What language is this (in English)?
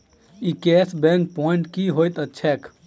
Maithili